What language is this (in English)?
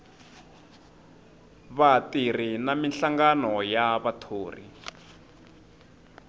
Tsonga